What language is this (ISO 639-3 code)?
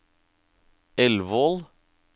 nor